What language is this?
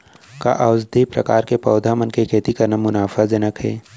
Chhattisgarhi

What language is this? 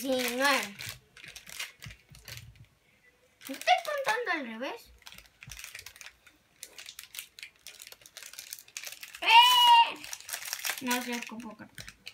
Spanish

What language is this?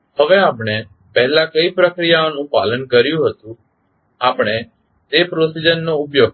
Gujarati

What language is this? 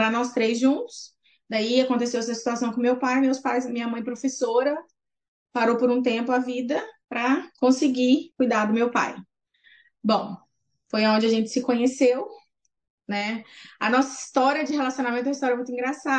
Portuguese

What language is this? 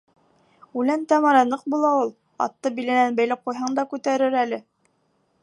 Bashkir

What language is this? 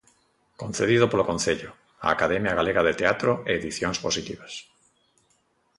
Galician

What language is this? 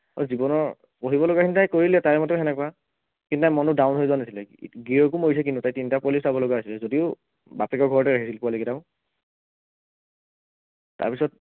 Assamese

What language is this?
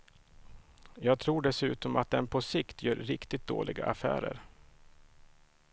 Swedish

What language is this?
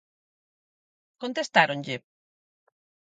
Galician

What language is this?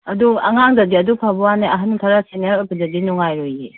Manipuri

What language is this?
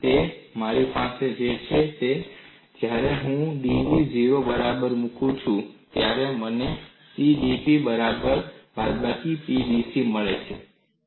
Gujarati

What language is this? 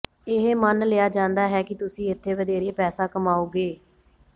Punjabi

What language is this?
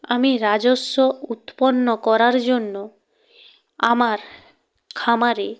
Bangla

